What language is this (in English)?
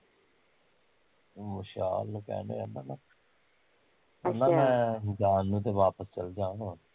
Punjabi